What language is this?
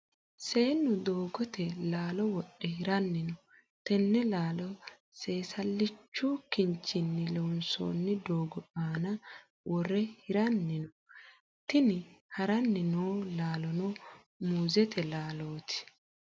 Sidamo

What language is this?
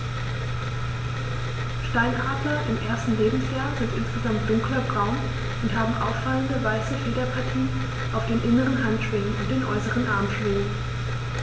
German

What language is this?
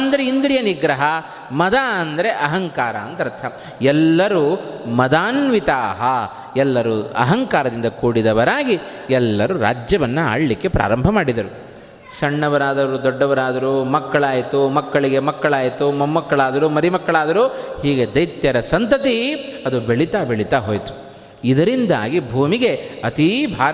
Kannada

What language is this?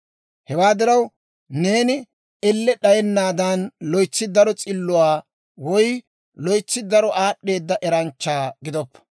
Dawro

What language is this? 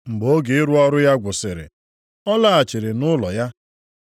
Igbo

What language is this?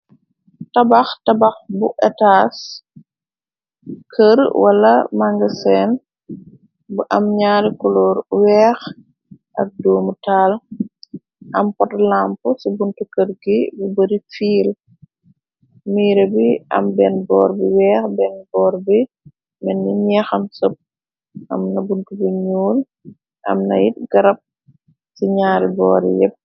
Wolof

